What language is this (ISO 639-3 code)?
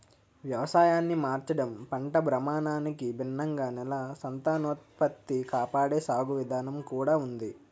tel